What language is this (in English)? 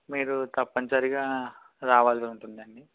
Telugu